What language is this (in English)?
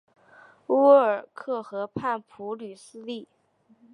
Chinese